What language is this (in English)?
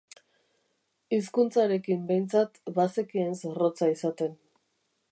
Basque